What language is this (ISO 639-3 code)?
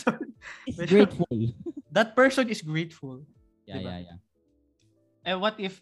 fil